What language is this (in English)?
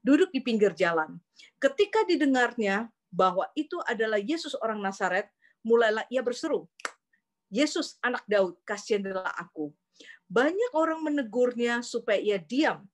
Indonesian